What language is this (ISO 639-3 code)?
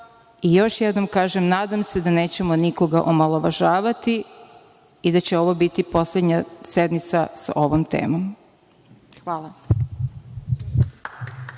srp